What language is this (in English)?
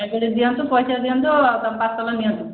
Odia